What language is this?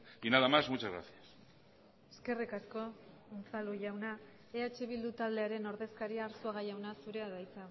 Basque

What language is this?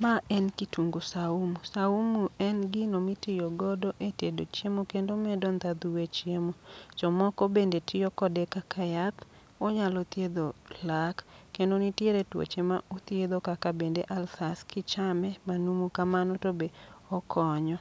Luo (Kenya and Tanzania)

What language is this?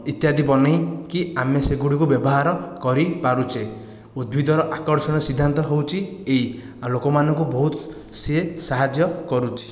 Odia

